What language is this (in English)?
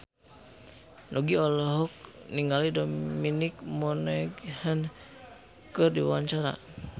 Sundanese